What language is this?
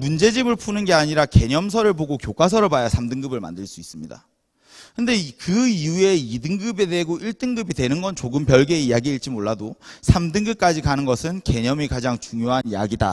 Korean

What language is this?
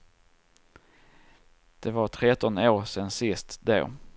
Swedish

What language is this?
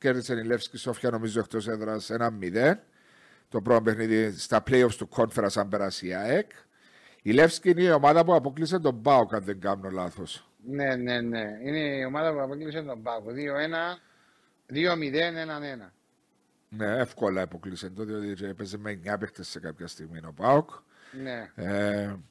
Greek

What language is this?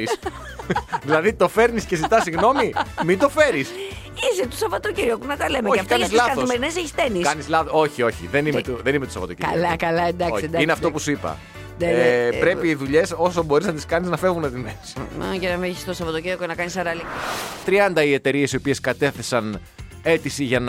Greek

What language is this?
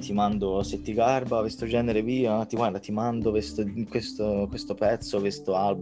Italian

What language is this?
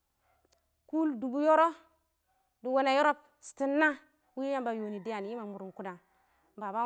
Awak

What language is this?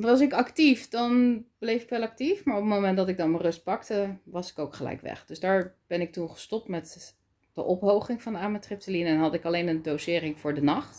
Dutch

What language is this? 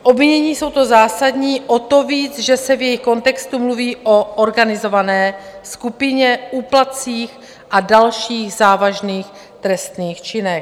Czech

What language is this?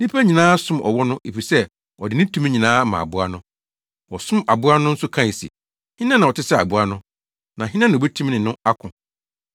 Akan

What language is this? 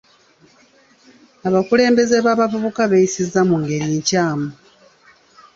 Ganda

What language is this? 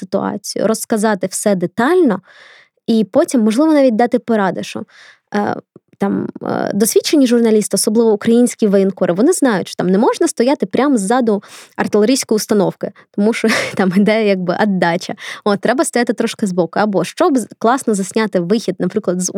Ukrainian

